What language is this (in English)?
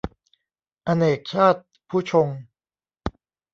Thai